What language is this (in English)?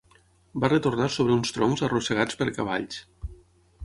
Catalan